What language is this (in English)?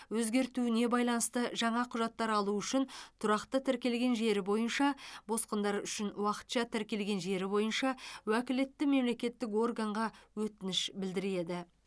Kazakh